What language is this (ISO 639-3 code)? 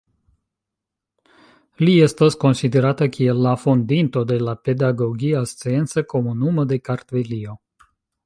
epo